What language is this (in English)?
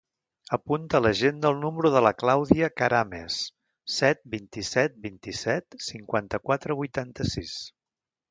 Catalan